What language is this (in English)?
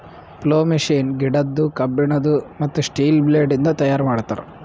Kannada